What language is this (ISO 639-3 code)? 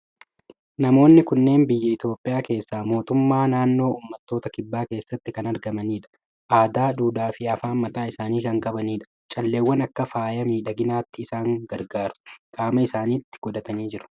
orm